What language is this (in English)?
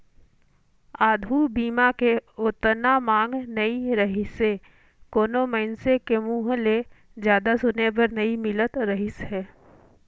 Chhattisgarhi